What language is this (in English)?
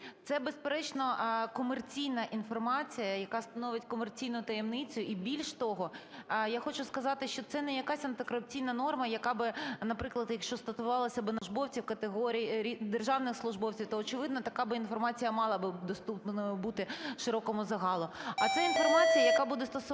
Ukrainian